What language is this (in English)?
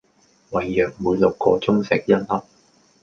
Cantonese